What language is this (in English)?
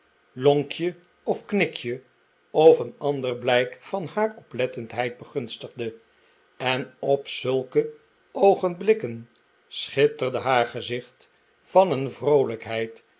Dutch